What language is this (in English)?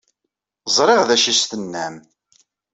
Kabyle